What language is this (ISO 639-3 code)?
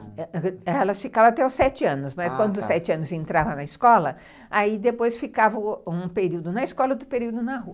por